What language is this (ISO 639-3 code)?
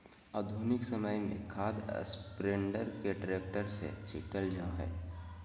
mag